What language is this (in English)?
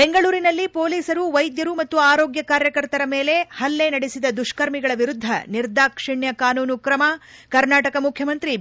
Kannada